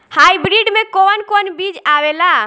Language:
Bhojpuri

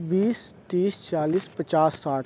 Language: Urdu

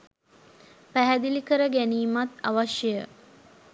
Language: Sinhala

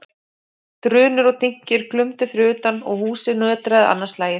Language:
Icelandic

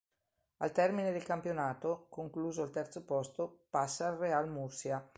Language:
Italian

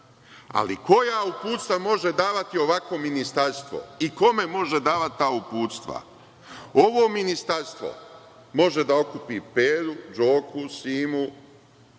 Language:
Serbian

